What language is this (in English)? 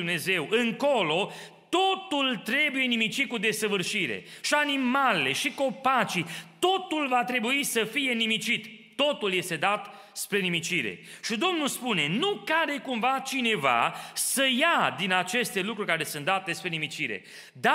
Romanian